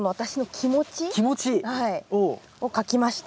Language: Japanese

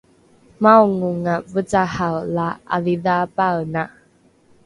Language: Rukai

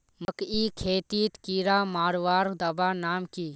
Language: Magahi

